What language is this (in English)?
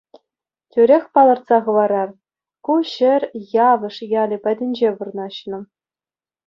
Chuvash